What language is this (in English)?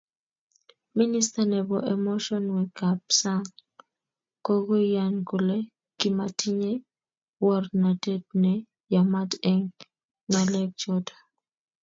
Kalenjin